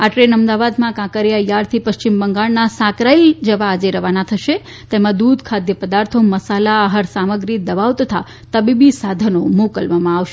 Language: Gujarati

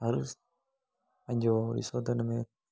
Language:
Sindhi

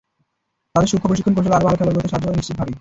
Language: Bangla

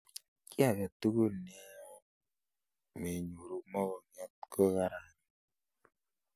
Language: Kalenjin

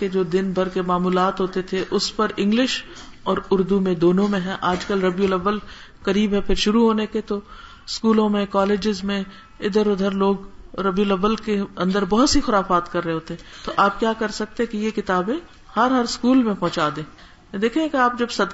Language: Urdu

